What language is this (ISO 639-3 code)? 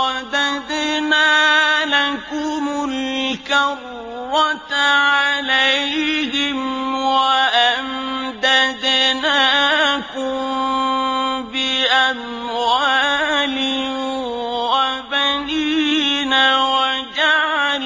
ara